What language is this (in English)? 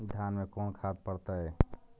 Magahi